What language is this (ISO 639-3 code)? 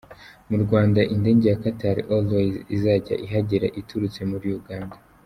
kin